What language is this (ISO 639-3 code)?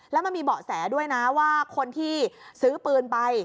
tha